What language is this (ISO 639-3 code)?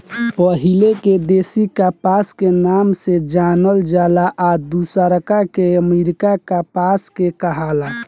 bho